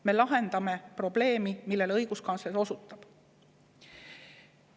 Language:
Estonian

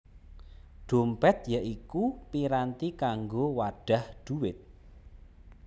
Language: Javanese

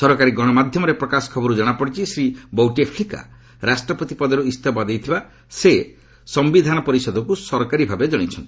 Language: Odia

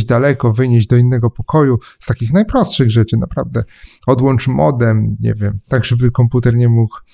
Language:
Polish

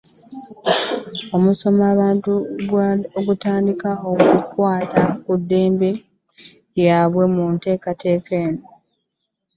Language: Ganda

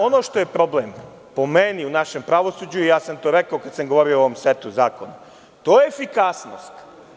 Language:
Serbian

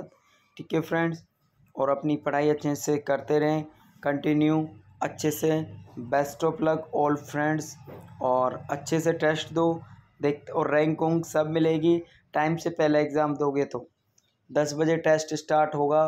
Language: Hindi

